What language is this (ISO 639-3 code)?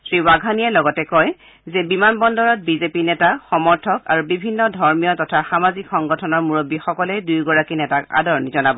asm